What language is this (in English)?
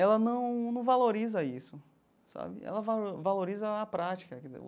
Portuguese